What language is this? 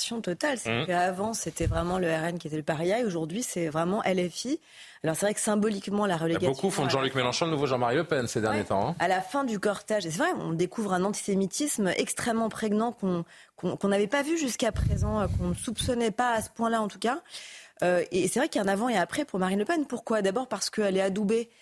French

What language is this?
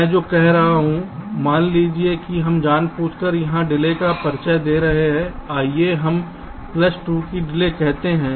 Hindi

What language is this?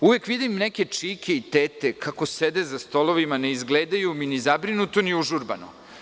Serbian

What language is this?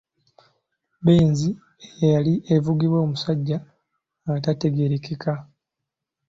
Ganda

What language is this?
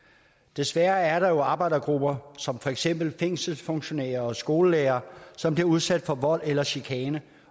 Danish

